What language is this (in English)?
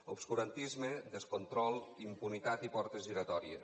Catalan